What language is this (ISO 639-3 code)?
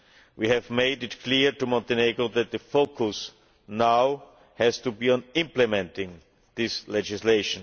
eng